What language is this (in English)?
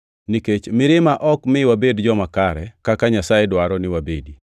Luo (Kenya and Tanzania)